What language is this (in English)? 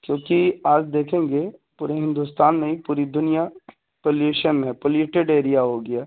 Urdu